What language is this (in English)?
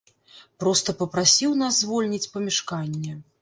Belarusian